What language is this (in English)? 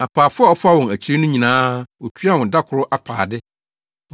Akan